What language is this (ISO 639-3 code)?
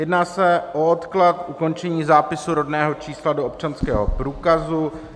ces